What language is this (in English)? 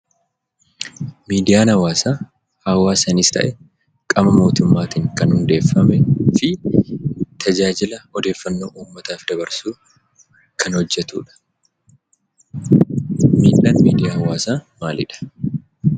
Oromo